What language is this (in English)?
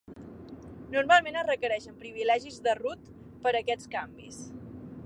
Catalan